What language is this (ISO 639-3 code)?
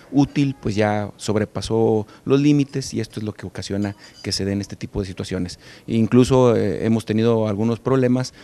spa